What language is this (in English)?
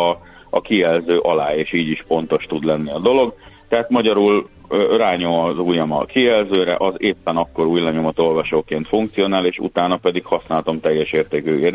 Hungarian